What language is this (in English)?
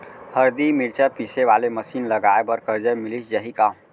Chhattisgarhi